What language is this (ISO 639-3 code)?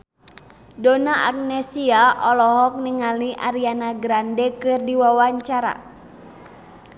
sun